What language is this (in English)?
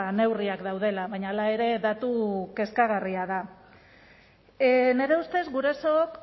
Basque